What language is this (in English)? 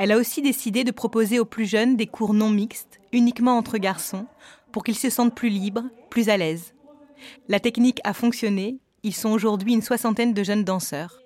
French